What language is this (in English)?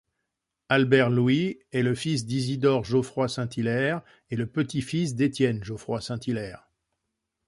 French